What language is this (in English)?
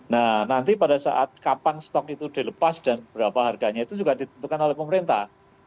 Indonesian